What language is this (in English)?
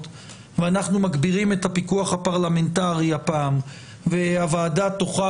Hebrew